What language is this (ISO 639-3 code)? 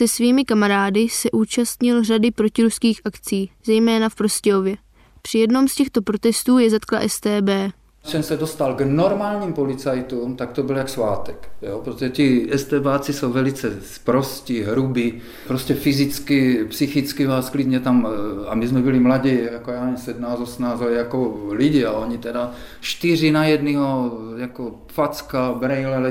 ces